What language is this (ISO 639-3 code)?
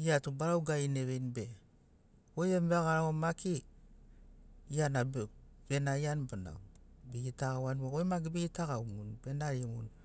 snc